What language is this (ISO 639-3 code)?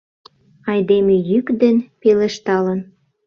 chm